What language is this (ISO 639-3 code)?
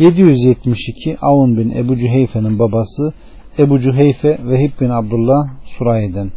tur